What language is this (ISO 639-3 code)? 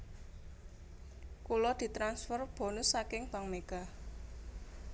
jav